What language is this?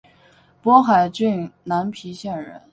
Chinese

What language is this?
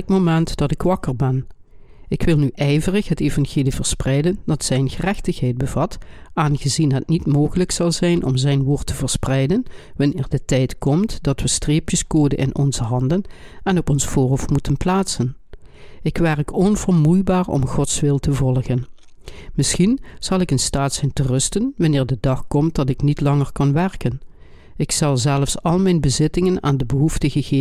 Dutch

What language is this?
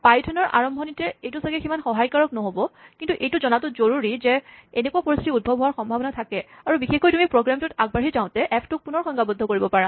Assamese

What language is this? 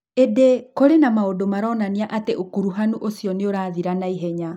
Kikuyu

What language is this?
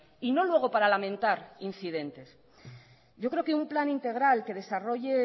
Spanish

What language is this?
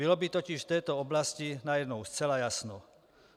Czech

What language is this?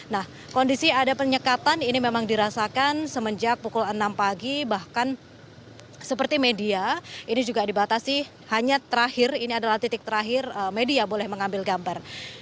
Indonesian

